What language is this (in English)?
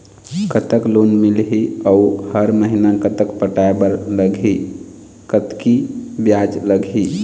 Chhattisgarhi